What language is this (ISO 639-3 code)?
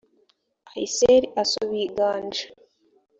kin